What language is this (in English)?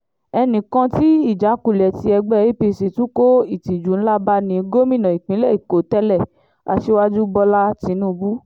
Yoruba